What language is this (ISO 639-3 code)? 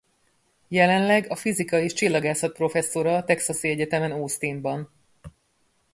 hun